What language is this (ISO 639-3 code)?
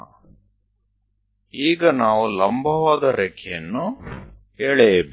guj